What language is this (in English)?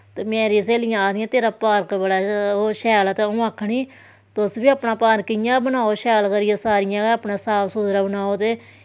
Dogri